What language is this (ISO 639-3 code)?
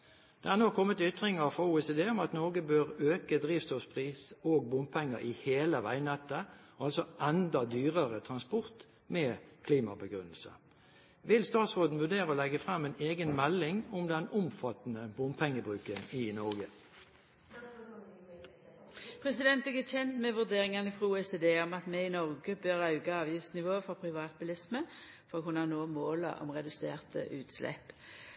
nor